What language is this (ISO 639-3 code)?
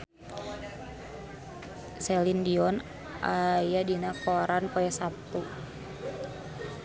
sun